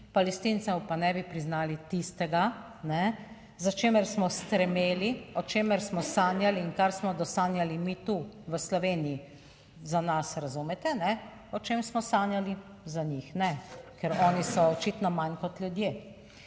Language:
Slovenian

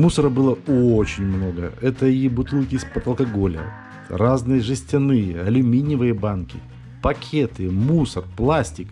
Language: Russian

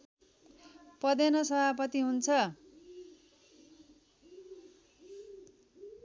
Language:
Nepali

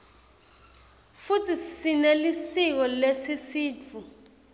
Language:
Swati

